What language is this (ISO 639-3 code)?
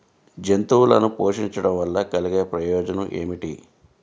tel